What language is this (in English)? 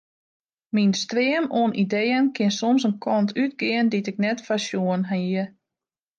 Western Frisian